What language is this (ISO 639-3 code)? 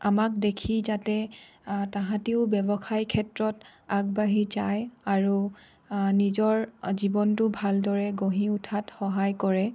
asm